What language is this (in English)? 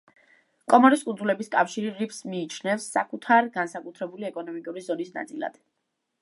Georgian